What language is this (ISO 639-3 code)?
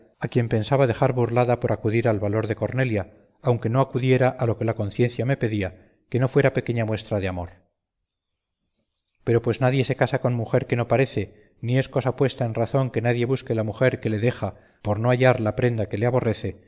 spa